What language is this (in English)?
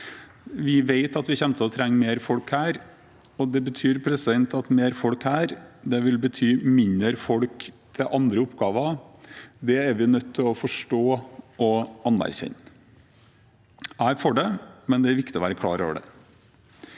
Norwegian